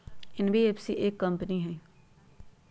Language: Magahi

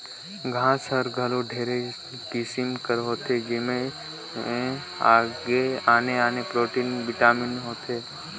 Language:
Chhattisgarhi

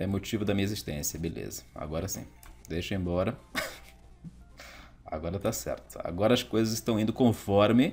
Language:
Portuguese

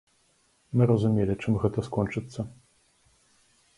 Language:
Belarusian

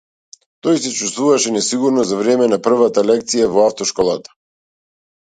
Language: Macedonian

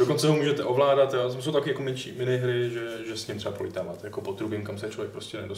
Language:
Czech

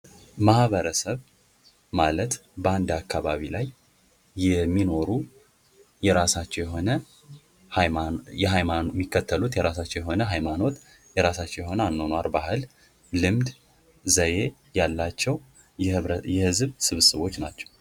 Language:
Amharic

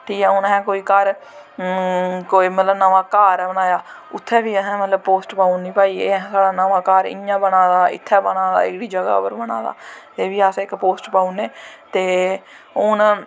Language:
Dogri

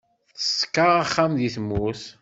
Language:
Kabyle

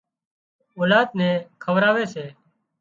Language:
Wadiyara Koli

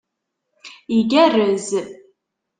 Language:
Kabyle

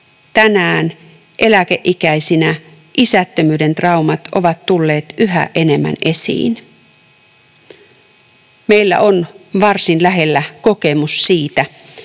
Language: Finnish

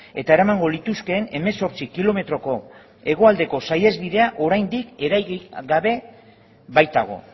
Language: Basque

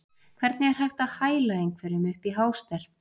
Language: Icelandic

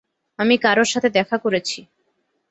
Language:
Bangla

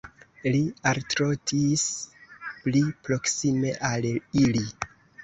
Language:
Esperanto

